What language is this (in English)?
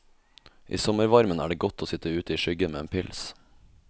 Norwegian